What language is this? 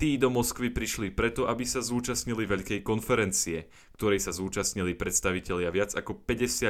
Slovak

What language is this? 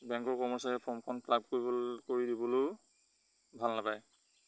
Assamese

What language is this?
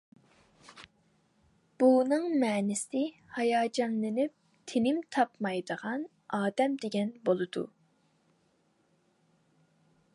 Uyghur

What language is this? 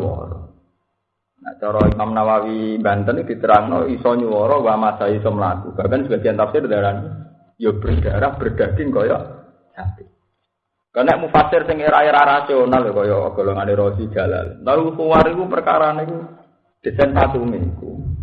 Indonesian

